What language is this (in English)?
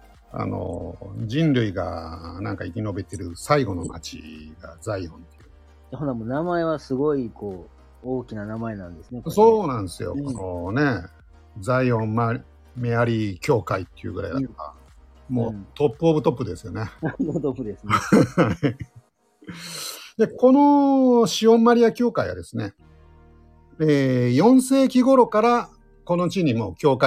Japanese